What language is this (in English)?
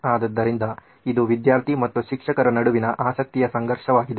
Kannada